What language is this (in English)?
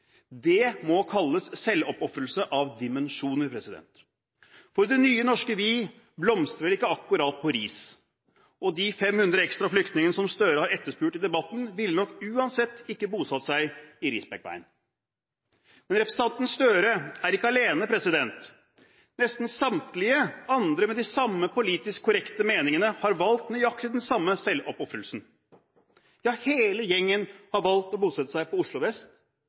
Norwegian Bokmål